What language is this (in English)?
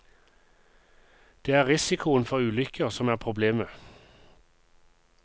Norwegian